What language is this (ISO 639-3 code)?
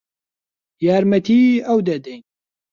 ckb